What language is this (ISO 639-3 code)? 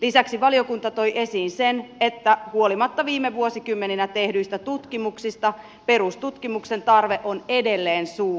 fin